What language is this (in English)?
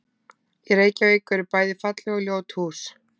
Icelandic